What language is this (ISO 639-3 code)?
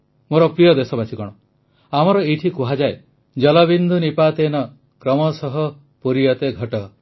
ori